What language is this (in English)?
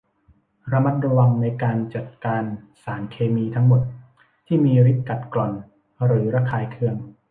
Thai